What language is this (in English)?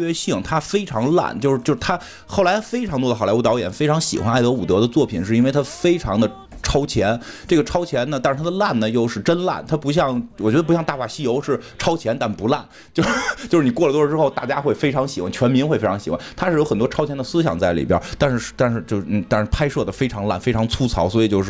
Chinese